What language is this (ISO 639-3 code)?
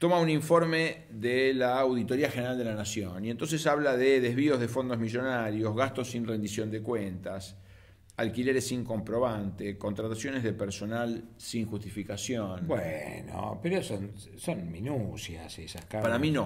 spa